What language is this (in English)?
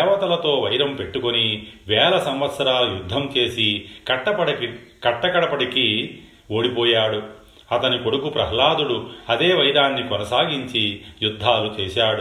Telugu